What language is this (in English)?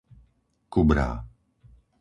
Slovak